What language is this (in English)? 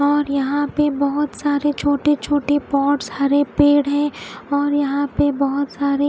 Hindi